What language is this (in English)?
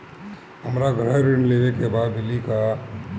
Bhojpuri